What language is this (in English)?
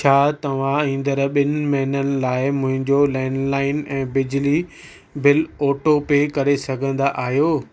Sindhi